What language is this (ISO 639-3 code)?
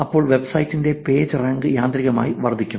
mal